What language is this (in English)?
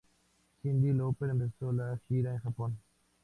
Spanish